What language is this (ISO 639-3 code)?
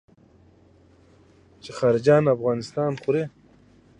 pus